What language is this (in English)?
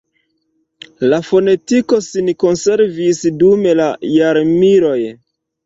Esperanto